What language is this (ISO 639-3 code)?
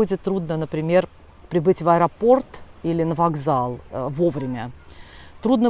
rus